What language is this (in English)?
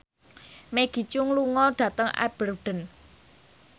Javanese